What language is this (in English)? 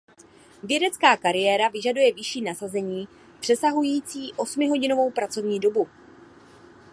Czech